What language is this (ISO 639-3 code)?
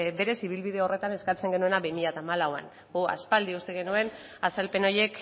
eus